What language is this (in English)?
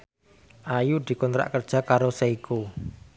Javanese